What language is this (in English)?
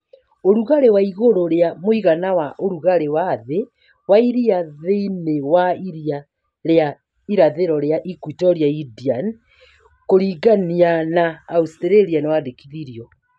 Kikuyu